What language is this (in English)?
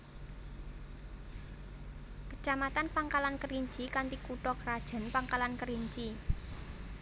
Javanese